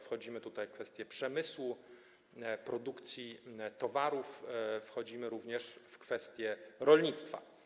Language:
Polish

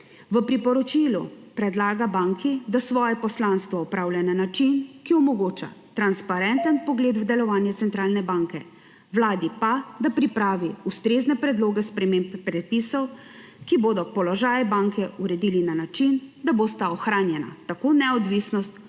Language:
Slovenian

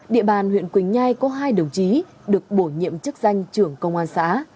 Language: Vietnamese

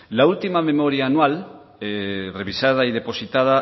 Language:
Spanish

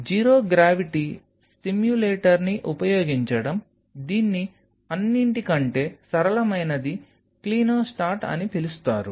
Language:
Telugu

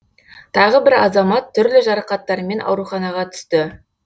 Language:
Kazakh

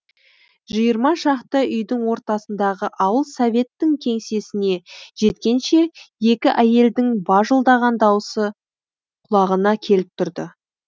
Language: Kazakh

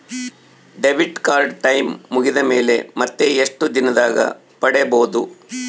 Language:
Kannada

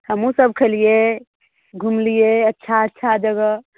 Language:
Maithili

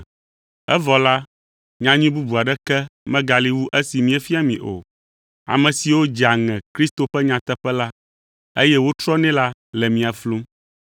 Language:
Ewe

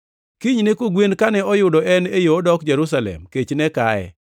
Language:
Luo (Kenya and Tanzania)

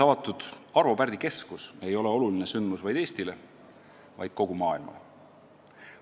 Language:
Estonian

